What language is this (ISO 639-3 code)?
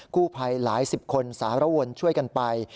tha